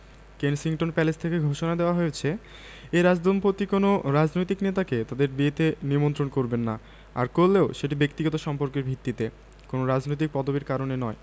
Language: Bangla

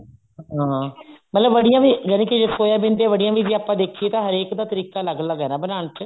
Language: Punjabi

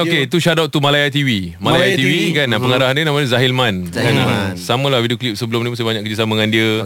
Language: Malay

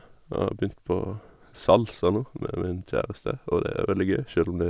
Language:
Norwegian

